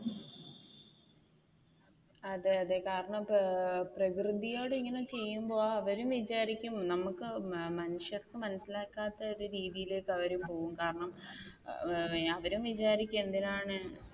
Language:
Malayalam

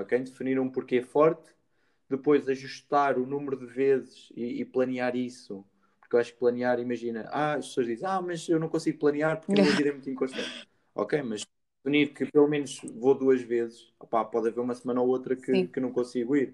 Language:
Portuguese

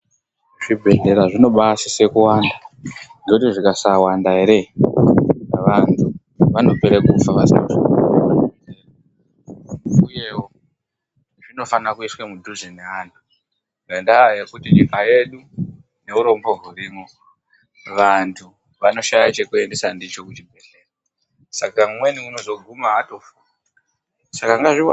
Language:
Ndau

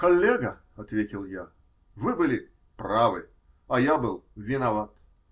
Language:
Russian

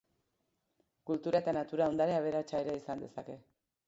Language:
Basque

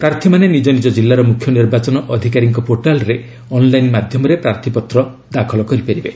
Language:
Odia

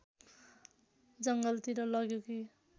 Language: Nepali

